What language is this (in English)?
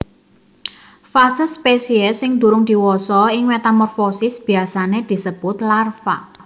Javanese